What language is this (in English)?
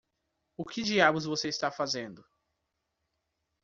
Portuguese